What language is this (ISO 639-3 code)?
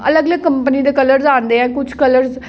doi